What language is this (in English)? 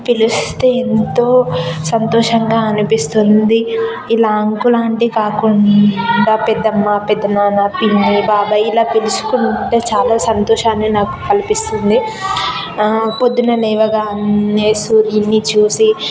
Telugu